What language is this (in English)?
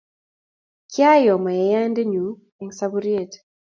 Kalenjin